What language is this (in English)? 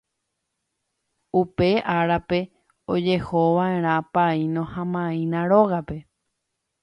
Guarani